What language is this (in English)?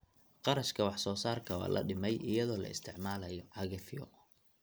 Somali